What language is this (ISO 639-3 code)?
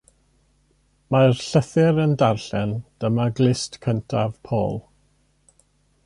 cym